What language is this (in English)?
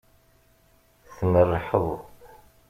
Kabyle